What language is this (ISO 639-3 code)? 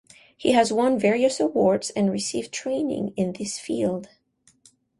eng